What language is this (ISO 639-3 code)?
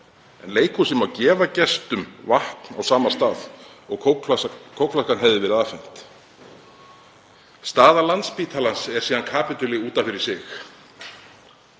isl